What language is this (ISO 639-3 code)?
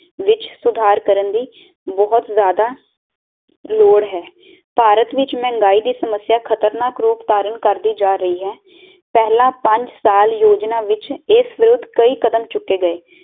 pan